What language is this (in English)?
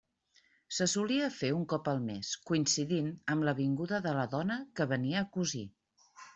Catalan